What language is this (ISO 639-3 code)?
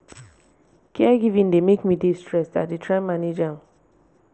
pcm